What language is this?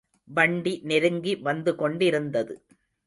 Tamil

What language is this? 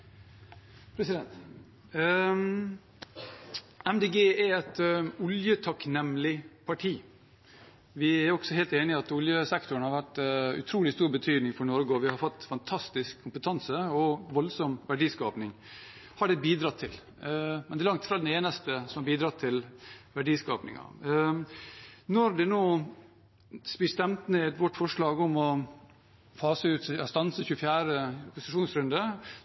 Norwegian Bokmål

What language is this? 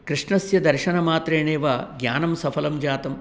Sanskrit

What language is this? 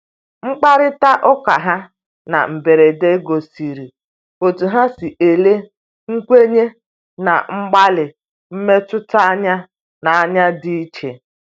Igbo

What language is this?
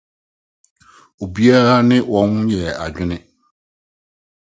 Akan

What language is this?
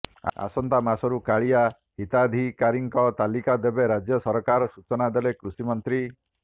Odia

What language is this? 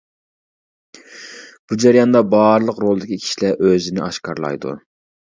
Uyghur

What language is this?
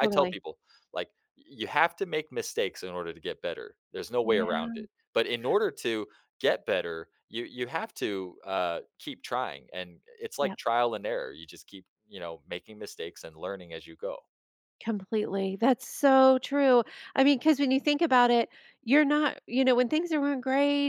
English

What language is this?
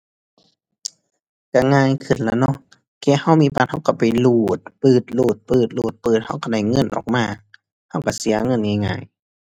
Thai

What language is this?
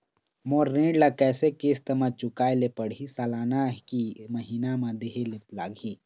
Chhattisgarhi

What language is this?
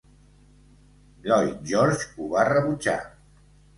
Catalan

